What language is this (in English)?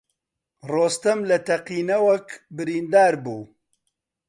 Central Kurdish